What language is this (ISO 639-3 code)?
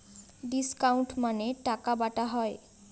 ben